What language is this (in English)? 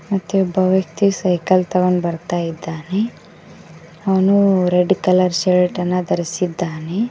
Kannada